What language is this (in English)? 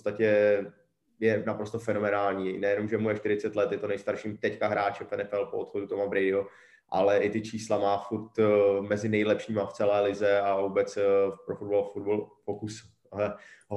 Czech